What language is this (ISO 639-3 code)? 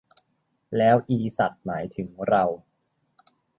tha